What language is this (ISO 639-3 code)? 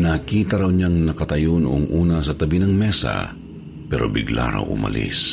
fil